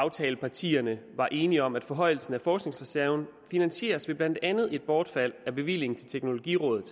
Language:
Danish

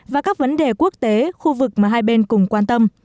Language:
Vietnamese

